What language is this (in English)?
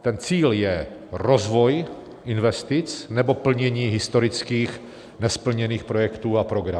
Czech